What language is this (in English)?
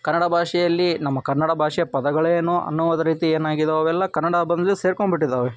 Kannada